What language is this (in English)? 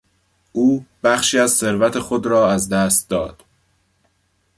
Persian